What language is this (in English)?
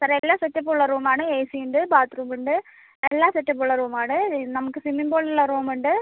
Malayalam